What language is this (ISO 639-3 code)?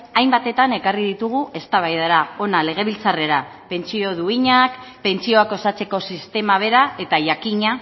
eus